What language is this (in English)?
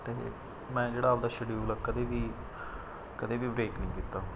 Punjabi